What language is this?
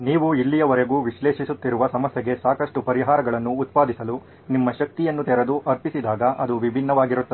Kannada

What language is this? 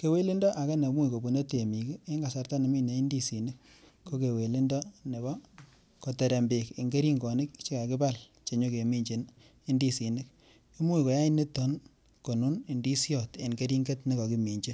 Kalenjin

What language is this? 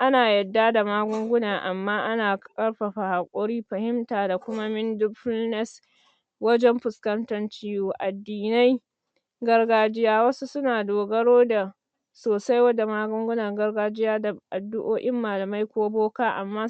Hausa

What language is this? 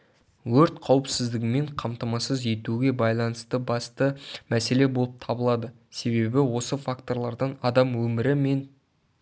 Kazakh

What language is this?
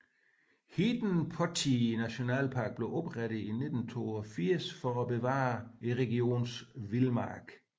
Danish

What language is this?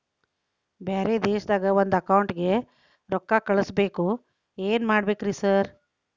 Kannada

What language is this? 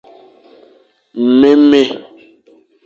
Fang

